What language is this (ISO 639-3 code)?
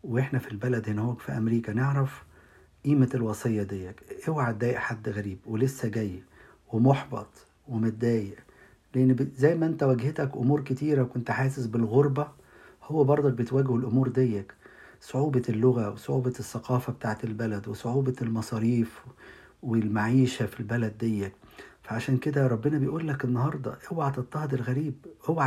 ara